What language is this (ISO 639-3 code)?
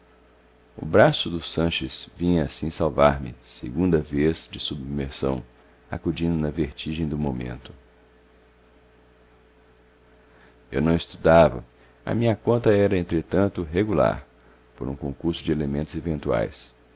por